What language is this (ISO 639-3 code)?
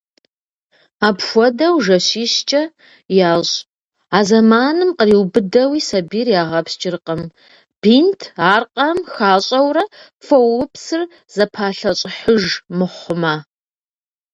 kbd